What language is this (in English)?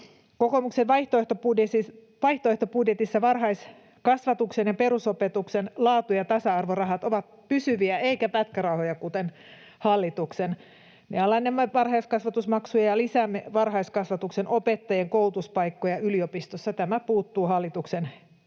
Finnish